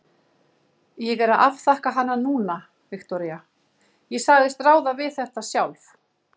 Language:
Icelandic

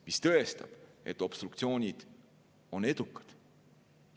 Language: Estonian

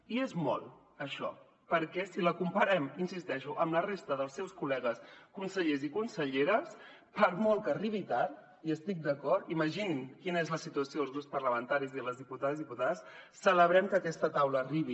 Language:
Catalan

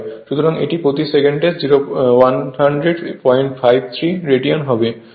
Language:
Bangla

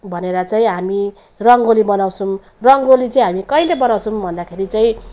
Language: Nepali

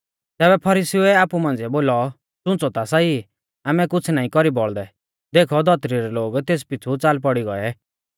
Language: Mahasu Pahari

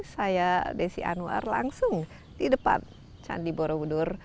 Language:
Indonesian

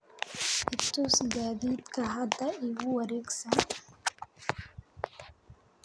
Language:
Somali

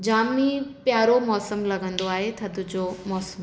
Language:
Sindhi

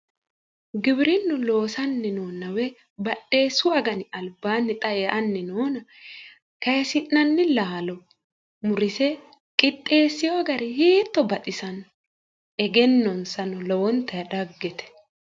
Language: Sidamo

